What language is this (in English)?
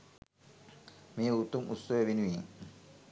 Sinhala